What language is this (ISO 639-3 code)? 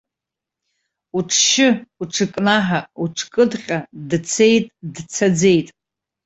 abk